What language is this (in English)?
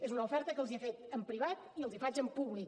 Catalan